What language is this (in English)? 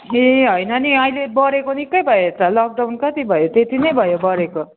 Nepali